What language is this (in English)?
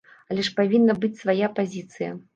Belarusian